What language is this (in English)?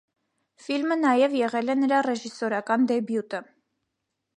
Armenian